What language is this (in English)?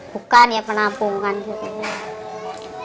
Indonesian